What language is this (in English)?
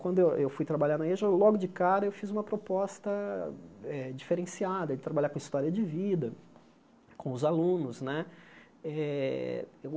Portuguese